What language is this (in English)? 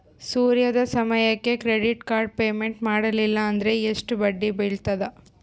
Kannada